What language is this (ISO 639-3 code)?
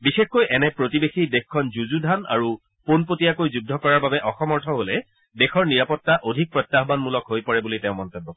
asm